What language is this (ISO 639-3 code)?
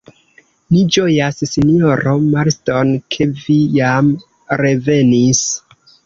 epo